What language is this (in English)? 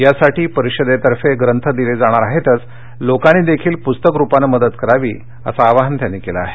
Marathi